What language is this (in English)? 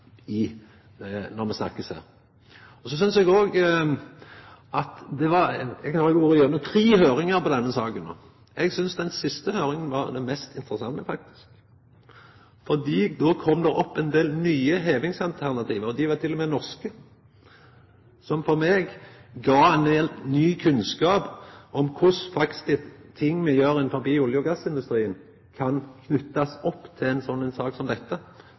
Norwegian Nynorsk